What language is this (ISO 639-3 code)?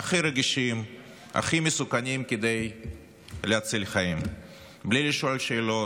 heb